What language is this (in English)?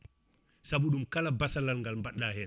Fula